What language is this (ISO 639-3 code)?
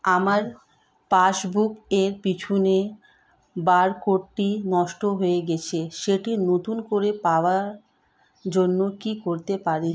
ben